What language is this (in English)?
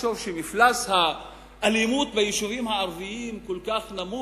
Hebrew